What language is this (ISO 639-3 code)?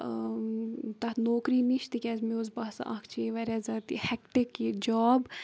kas